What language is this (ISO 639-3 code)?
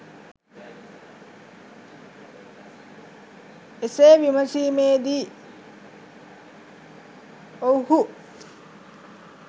sin